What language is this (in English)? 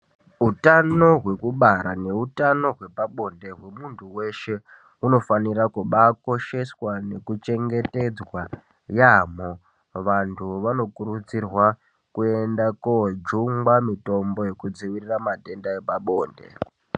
Ndau